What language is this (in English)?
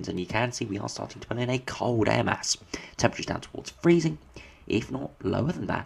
English